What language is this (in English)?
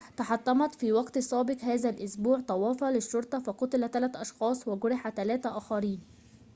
Arabic